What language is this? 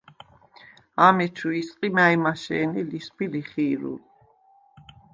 Svan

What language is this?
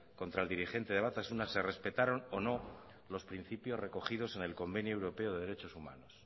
Spanish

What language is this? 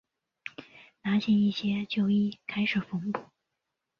Chinese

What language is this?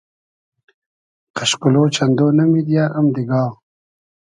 Hazaragi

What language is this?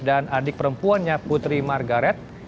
Indonesian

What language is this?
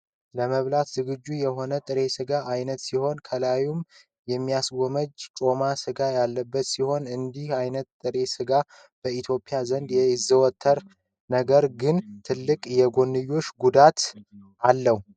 Amharic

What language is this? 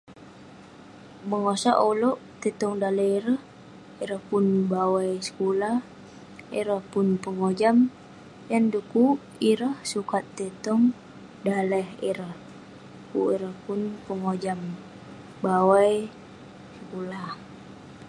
Western Penan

